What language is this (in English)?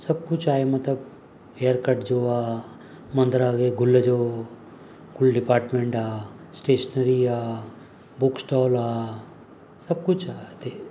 Sindhi